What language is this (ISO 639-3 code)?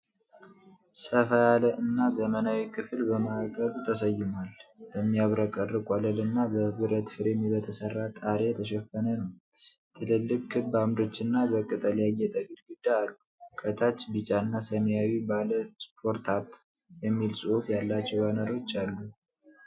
amh